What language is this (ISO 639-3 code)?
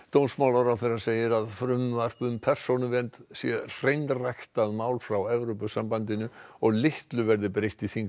isl